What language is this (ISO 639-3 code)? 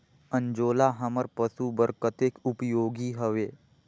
hne